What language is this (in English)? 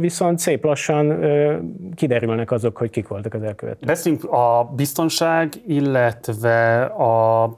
Hungarian